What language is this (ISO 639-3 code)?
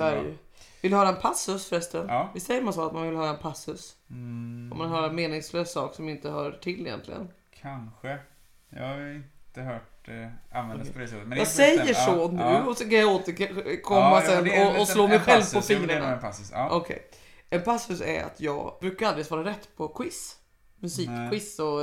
swe